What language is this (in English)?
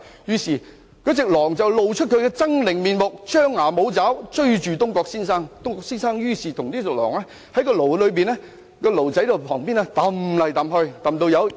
Cantonese